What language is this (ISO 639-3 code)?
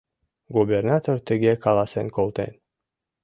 chm